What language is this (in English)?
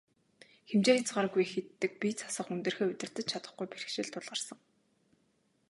Mongolian